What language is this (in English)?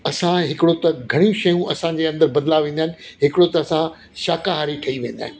Sindhi